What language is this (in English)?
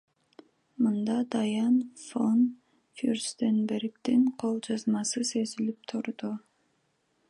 Kyrgyz